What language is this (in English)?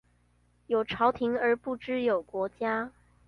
Chinese